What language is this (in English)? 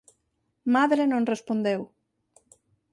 Galician